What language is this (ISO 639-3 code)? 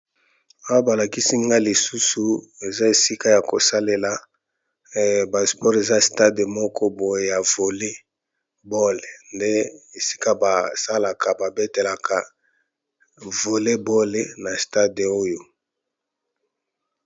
lin